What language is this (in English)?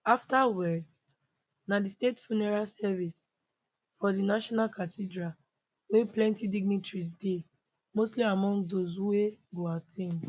Nigerian Pidgin